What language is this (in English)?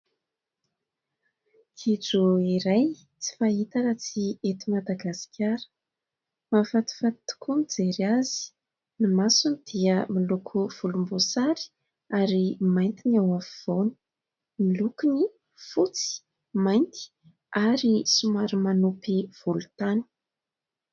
Malagasy